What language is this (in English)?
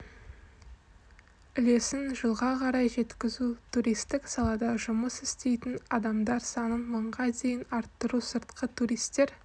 Kazakh